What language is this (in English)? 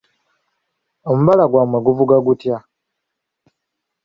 Ganda